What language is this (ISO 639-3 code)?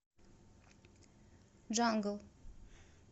rus